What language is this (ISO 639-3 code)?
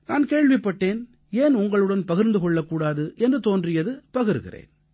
tam